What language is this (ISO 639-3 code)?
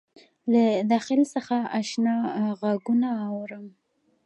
pus